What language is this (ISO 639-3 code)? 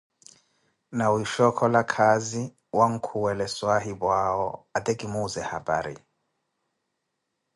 eko